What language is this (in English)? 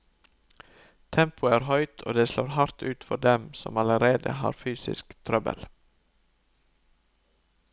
Norwegian